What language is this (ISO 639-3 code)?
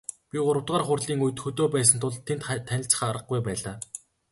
mon